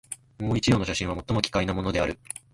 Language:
Japanese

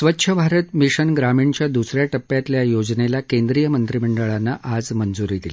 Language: Marathi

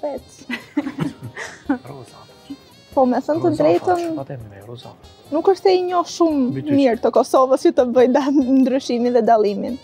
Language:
Romanian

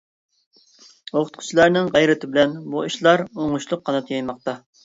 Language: Uyghur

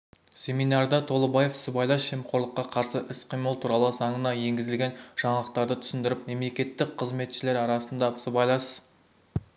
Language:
Kazakh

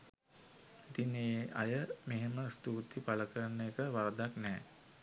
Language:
Sinhala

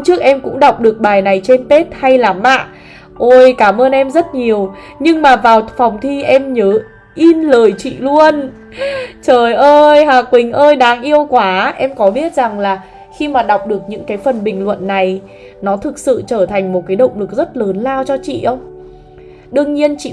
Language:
Vietnamese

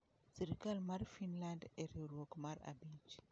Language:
Luo (Kenya and Tanzania)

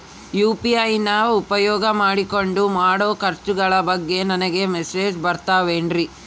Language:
Kannada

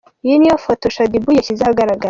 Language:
Kinyarwanda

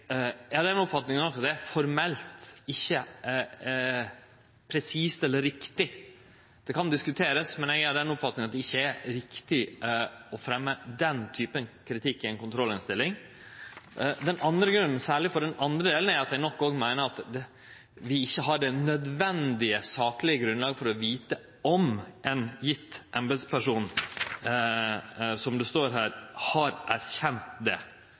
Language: Norwegian Nynorsk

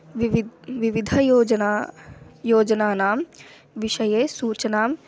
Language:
Sanskrit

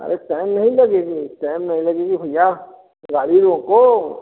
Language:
Hindi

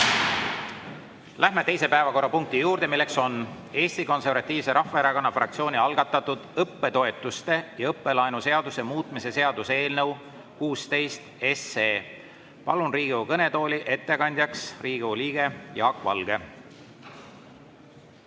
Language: Estonian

